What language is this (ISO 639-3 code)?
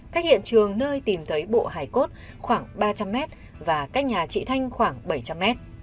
vie